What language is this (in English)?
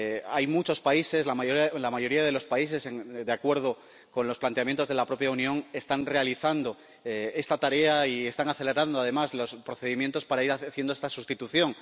Spanish